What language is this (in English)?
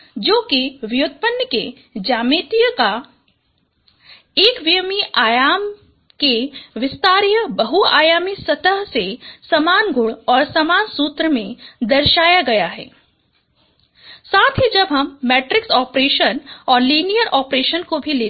Hindi